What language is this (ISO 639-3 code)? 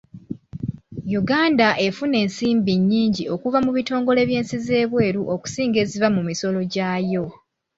lug